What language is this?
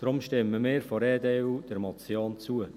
Swiss German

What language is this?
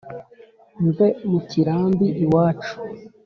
Kinyarwanda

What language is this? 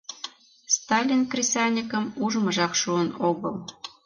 Mari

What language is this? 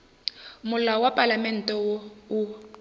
Northern Sotho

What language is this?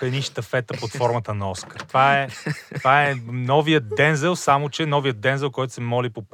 Bulgarian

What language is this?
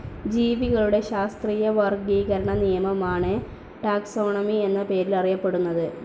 Malayalam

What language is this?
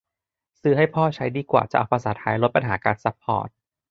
Thai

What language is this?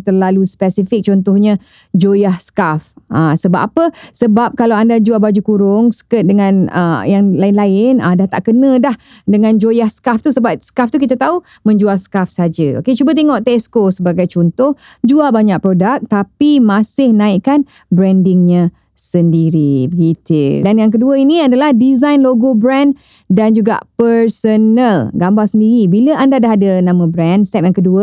Malay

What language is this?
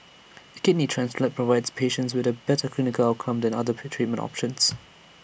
English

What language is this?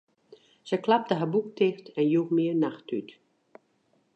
Western Frisian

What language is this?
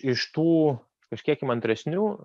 Lithuanian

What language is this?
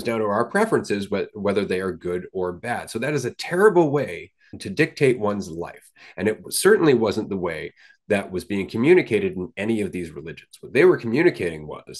English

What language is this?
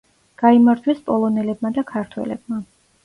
Georgian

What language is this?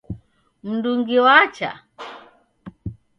Taita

